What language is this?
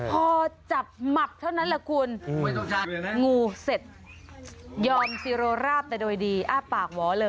Thai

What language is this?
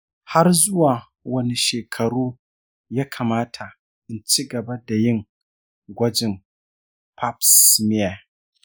Hausa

